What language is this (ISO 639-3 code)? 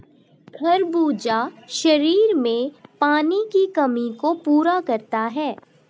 hin